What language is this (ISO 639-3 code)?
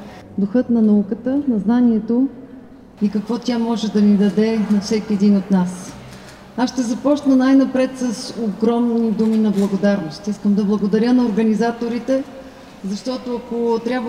bul